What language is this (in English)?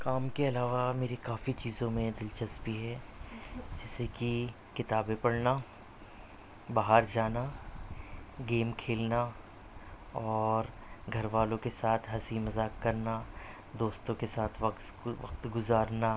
Urdu